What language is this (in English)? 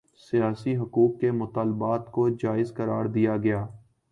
Urdu